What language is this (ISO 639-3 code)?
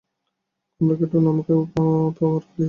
ben